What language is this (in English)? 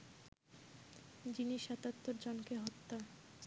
Bangla